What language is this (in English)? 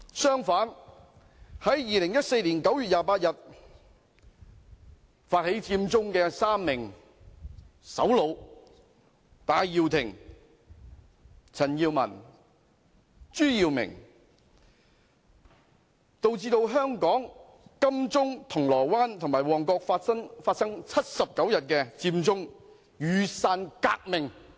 Cantonese